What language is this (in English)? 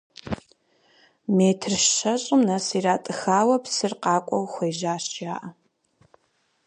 Kabardian